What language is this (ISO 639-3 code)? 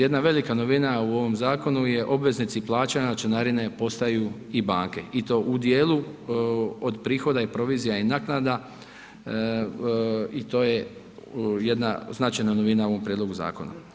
hrv